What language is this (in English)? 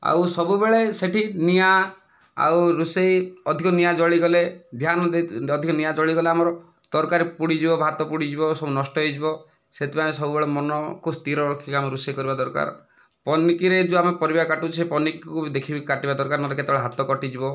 Odia